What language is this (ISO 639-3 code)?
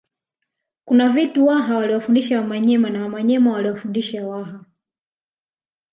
swa